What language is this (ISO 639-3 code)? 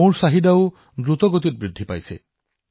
asm